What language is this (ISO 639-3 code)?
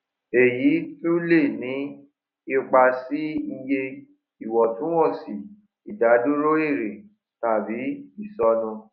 yor